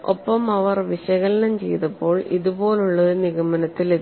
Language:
Malayalam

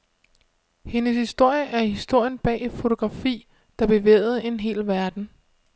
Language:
Danish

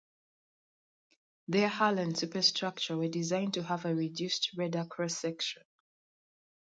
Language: English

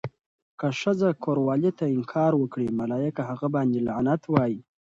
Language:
Pashto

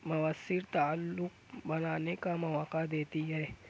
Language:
Urdu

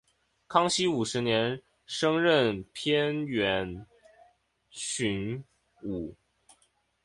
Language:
Chinese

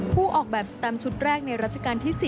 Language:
Thai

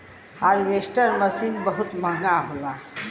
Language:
Bhojpuri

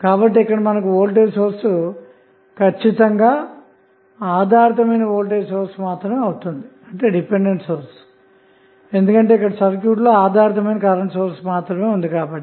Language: Telugu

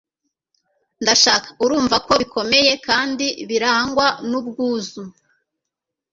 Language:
Kinyarwanda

